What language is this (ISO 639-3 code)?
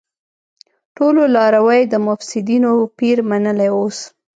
pus